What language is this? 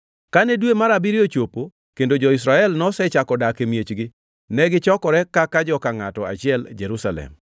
Luo (Kenya and Tanzania)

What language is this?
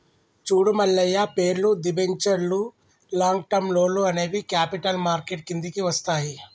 Telugu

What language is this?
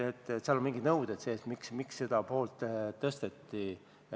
Estonian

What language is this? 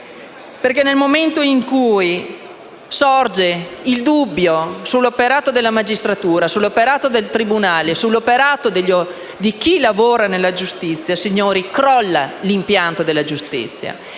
Italian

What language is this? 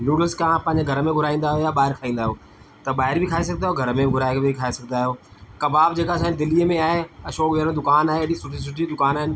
Sindhi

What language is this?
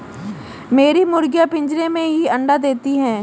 Hindi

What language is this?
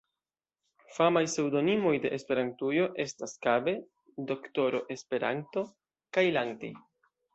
Esperanto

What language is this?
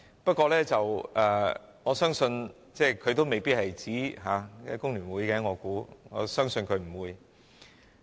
Cantonese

